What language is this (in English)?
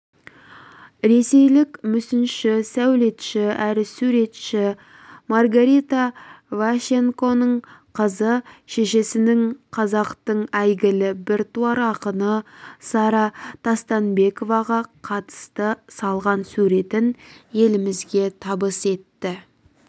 Kazakh